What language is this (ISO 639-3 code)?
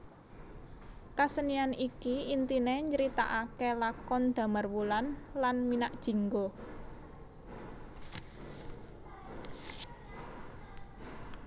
jav